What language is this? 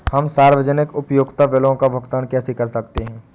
Hindi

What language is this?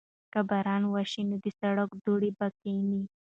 Pashto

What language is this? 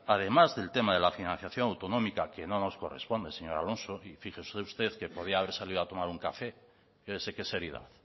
Spanish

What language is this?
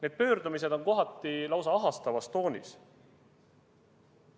Estonian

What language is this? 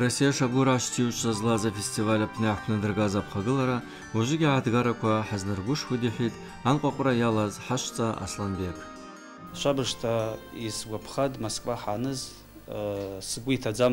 Russian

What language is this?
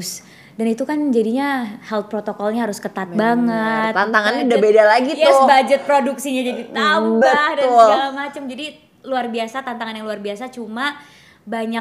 Indonesian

